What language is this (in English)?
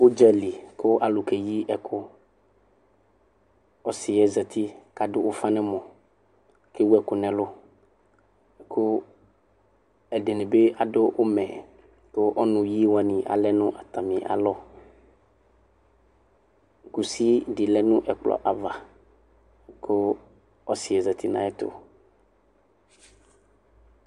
Ikposo